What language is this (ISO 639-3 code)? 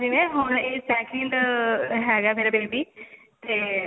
pan